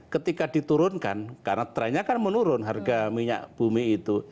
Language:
Indonesian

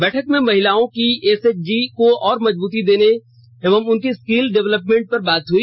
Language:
Hindi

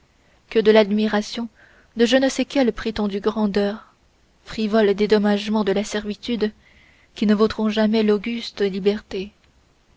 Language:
French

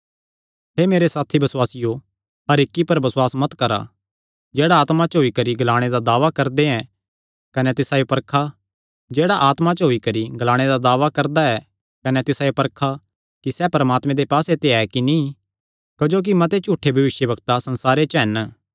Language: Kangri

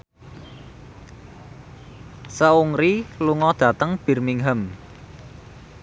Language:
Javanese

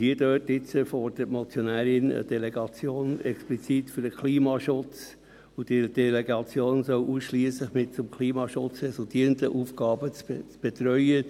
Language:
Swiss German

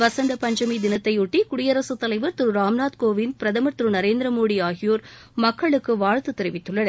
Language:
Tamil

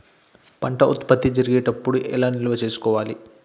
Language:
Telugu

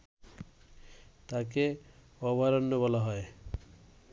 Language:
Bangla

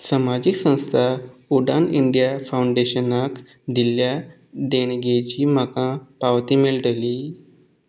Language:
Konkani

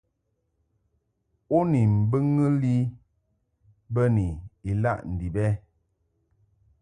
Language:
Mungaka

